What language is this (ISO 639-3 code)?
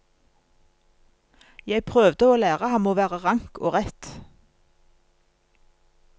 nor